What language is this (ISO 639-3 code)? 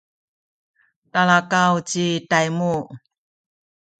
szy